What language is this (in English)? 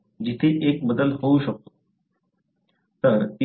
Marathi